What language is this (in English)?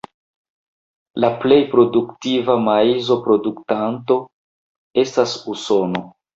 Esperanto